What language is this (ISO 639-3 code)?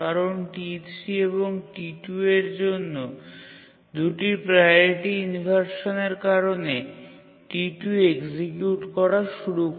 ben